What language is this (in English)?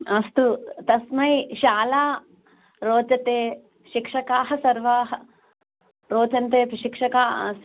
Sanskrit